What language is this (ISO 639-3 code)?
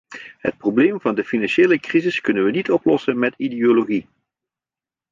nld